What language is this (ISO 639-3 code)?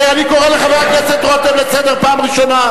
heb